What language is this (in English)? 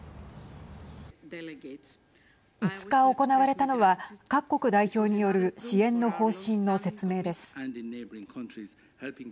Japanese